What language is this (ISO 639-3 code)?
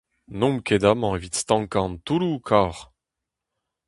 bre